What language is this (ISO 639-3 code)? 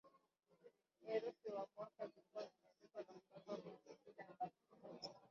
swa